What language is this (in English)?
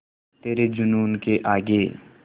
Hindi